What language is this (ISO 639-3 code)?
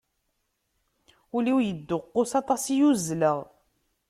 kab